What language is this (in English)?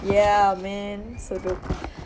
English